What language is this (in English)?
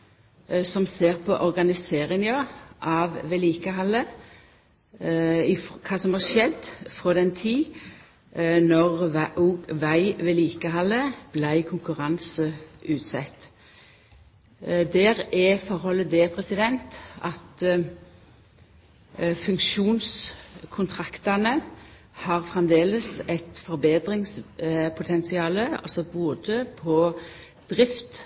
Norwegian Nynorsk